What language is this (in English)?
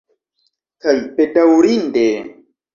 Esperanto